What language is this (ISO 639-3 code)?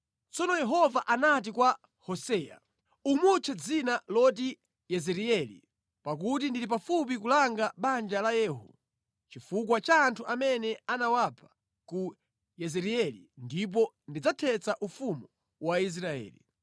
nya